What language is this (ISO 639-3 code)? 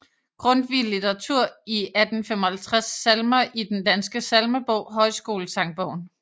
dan